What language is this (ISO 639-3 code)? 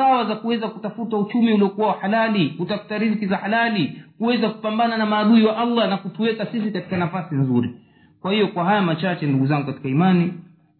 swa